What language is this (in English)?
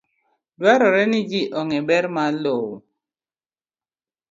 Luo (Kenya and Tanzania)